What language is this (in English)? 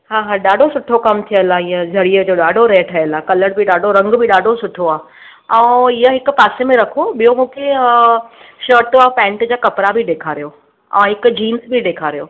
Sindhi